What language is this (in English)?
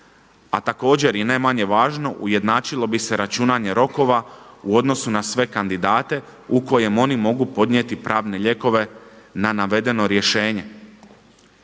Croatian